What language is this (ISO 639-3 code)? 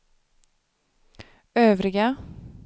swe